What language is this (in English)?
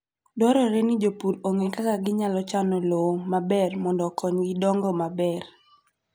Luo (Kenya and Tanzania)